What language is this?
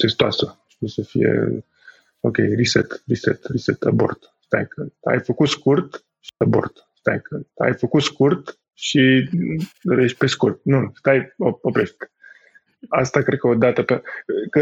Romanian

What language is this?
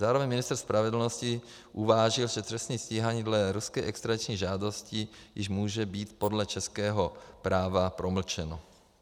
Czech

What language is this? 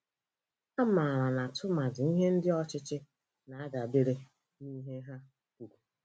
Igbo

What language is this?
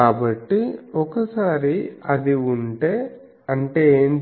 Telugu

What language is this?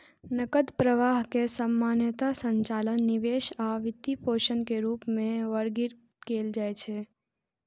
Maithili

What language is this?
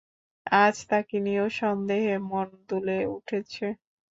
Bangla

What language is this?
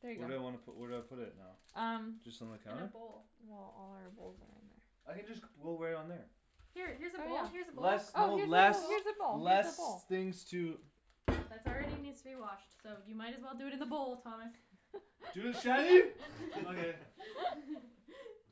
English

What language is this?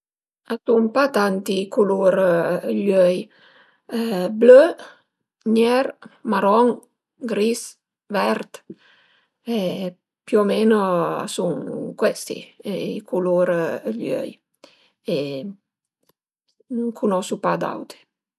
Piedmontese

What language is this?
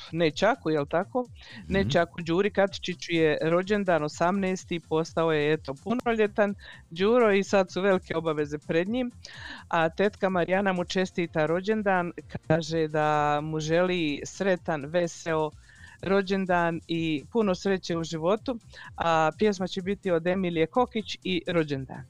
Croatian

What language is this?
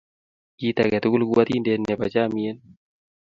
Kalenjin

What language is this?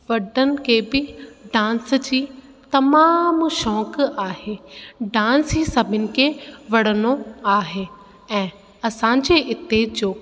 Sindhi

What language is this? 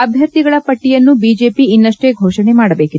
Kannada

